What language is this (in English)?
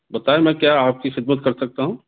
Urdu